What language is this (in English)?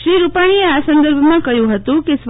Gujarati